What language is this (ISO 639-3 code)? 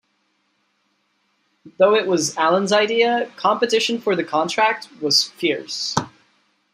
eng